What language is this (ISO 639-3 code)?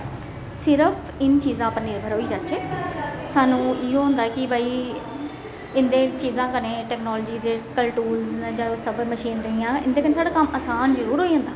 doi